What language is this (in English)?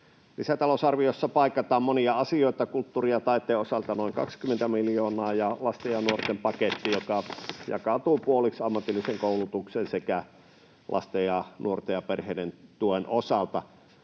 Finnish